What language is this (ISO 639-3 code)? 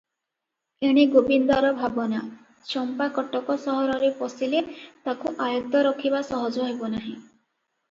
ori